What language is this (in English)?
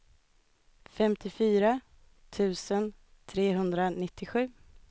Swedish